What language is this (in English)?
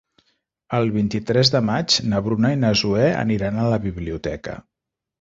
Catalan